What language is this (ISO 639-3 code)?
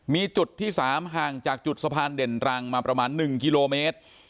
tha